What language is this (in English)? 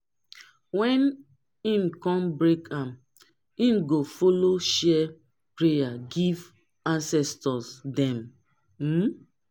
Nigerian Pidgin